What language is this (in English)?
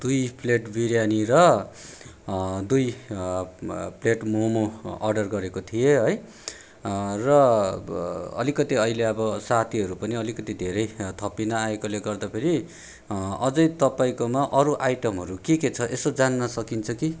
Nepali